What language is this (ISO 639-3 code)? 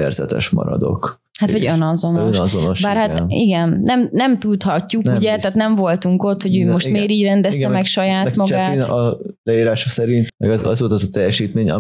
hun